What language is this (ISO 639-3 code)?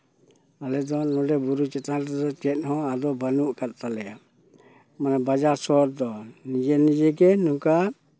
sat